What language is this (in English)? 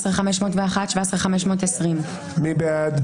Hebrew